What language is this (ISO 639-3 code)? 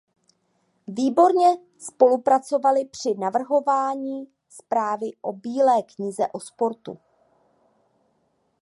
ces